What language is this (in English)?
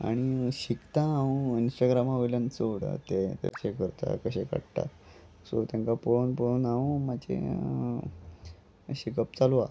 Konkani